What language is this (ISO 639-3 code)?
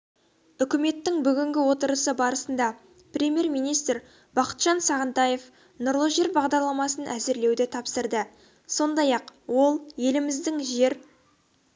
kaz